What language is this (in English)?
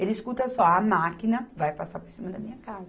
Portuguese